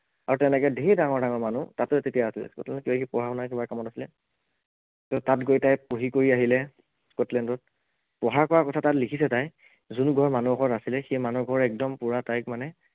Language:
Assamese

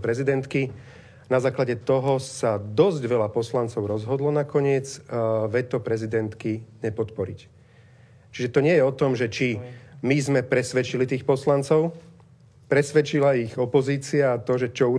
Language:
Slovak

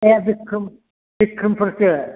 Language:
Bodo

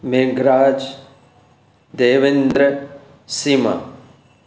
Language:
Sindhi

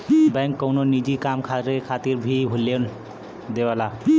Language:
Bhojpuri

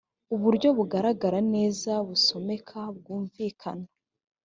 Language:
Kinyarwanda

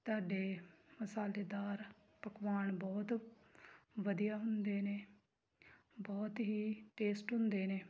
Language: Punjabi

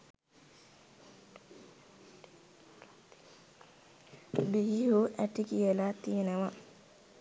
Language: Sinhala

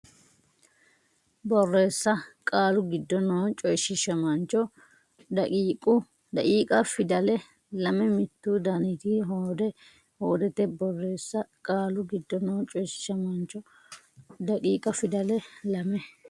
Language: Sidamo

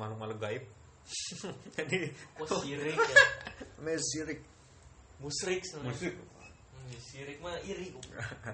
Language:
Indonesian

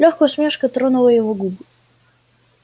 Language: Russian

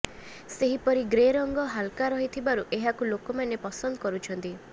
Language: Odia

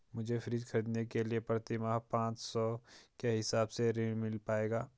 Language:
Hindi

